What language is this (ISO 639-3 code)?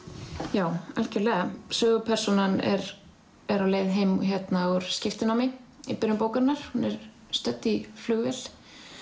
isl